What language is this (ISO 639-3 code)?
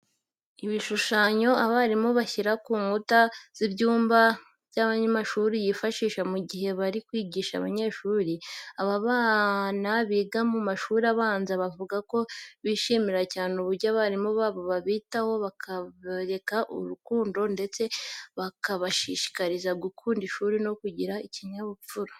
kin